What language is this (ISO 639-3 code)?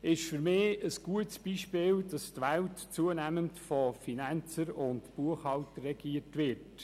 gsw